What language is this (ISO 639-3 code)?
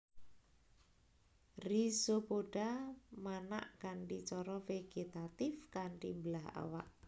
jav